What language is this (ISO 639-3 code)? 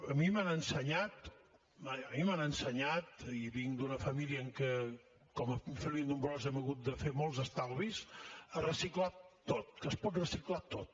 cat